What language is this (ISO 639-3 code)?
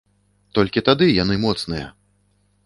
bel